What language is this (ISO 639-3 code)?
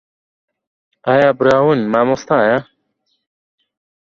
ckb